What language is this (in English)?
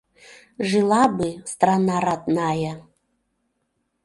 Mari